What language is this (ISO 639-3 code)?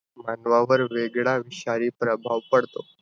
mar